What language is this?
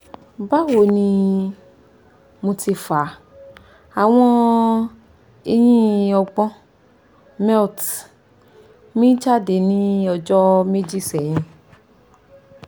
Yoruba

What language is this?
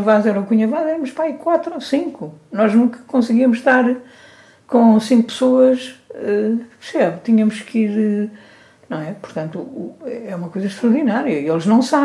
Portuguese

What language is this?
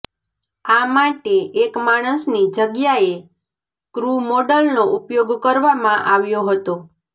Gujarati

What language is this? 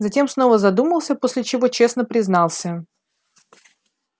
Russian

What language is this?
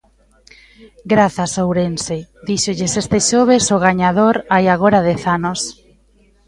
Galician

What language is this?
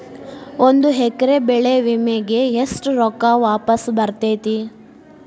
Kannada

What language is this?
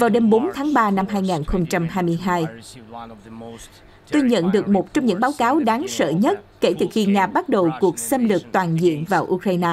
Vietnamese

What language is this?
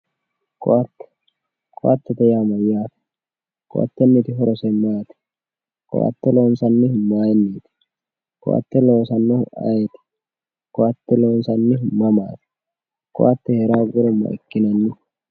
Sidamo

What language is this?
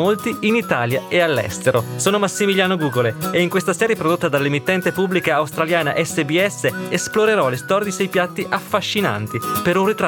Italian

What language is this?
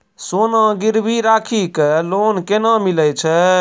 Maithili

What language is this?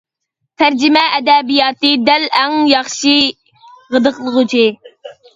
Uyghur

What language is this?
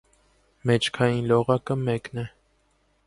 Armenian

